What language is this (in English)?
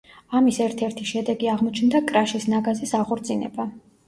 Georgian